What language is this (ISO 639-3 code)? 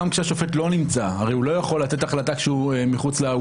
heb